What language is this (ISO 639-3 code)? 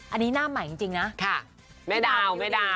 tha